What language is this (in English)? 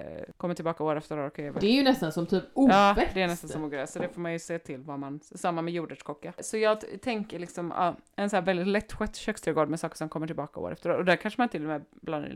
Swedish